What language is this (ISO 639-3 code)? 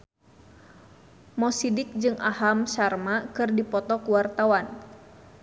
sun